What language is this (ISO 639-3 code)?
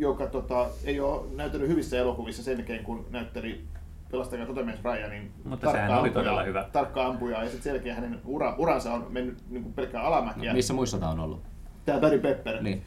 fin